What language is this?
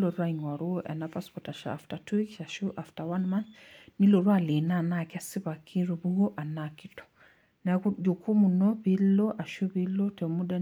Masai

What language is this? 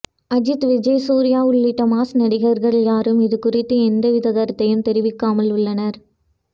Tamil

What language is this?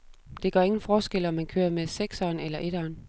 Danish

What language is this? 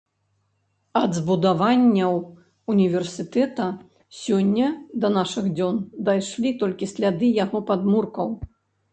Belarusian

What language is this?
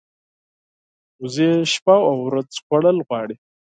Pashto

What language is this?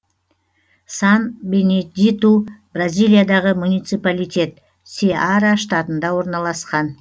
Kazakh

